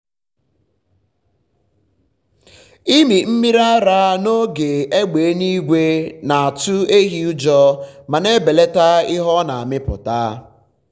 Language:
Igbo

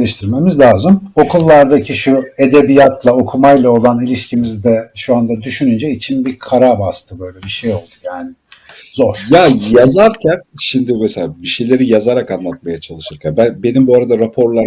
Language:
Turkish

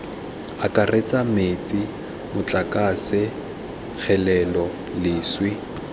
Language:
Tswana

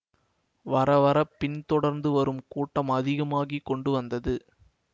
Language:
Tamil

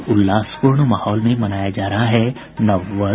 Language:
Hindi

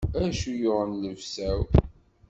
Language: Kabyle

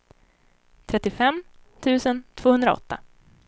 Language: Swedish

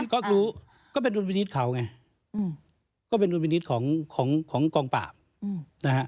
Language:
Thai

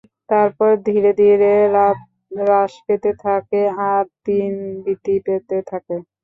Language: Bangla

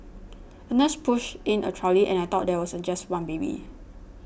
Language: English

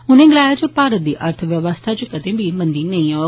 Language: Dogri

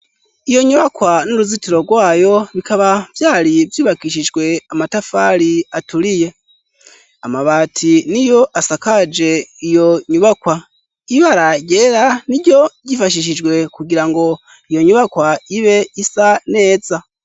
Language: Rundi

